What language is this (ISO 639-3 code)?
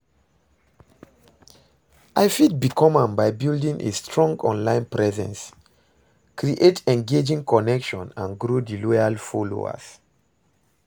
pcm